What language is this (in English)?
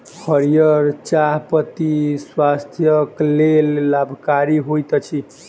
Maithili